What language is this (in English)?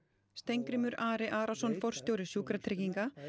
Icelandic